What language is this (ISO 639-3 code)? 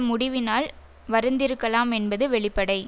tam